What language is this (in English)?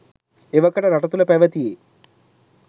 Sinhala